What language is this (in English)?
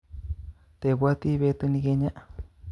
Kalenjin